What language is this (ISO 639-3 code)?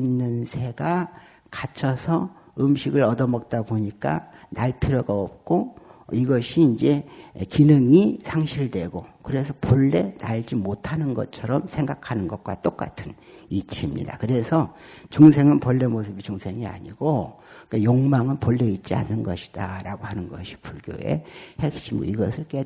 kor